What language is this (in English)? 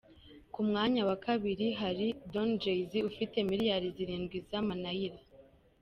Kinyarwanda